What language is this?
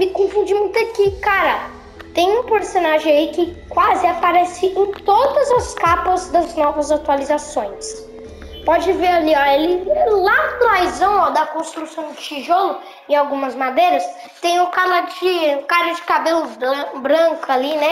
Portuguese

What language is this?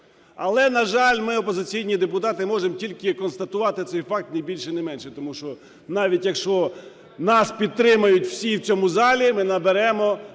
Ukrainian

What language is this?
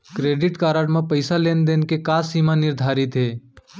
Chhattisgarhi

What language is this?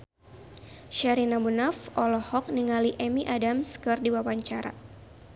Sundanese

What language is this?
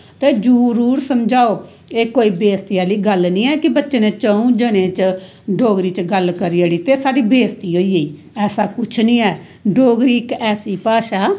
Dogri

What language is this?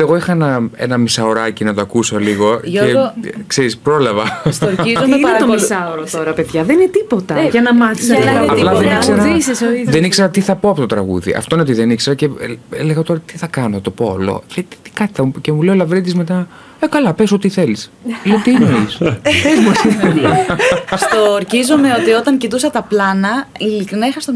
Greek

